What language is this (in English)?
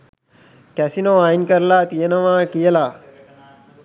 Sinhala